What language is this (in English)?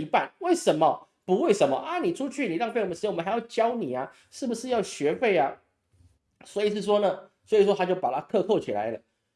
Chinese